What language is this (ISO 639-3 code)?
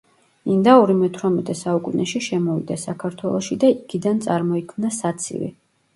kat